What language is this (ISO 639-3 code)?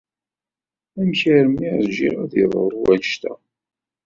kab